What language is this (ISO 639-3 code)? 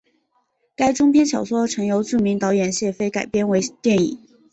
zho